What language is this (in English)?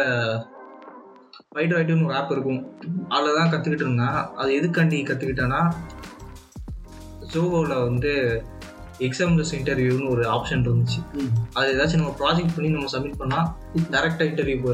Tamil